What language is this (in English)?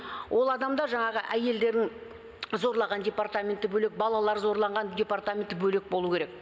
Kazakh